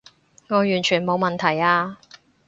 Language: Cantonese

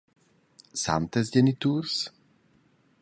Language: Romansh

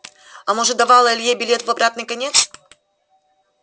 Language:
Russian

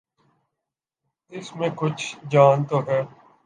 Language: Urdu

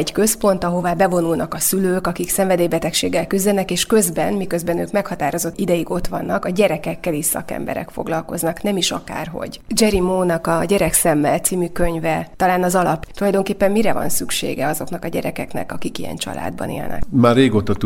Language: Hungarian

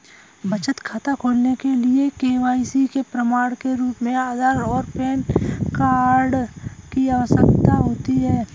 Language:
Hindi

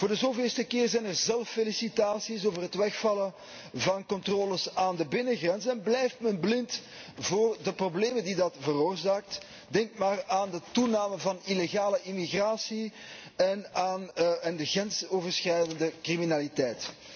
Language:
Dutch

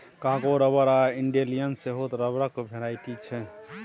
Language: Maithili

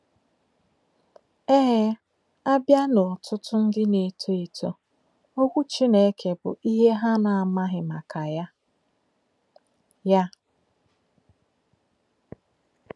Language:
Igbo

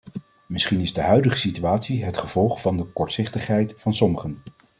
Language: Dutch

